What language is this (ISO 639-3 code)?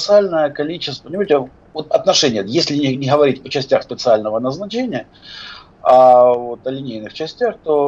rus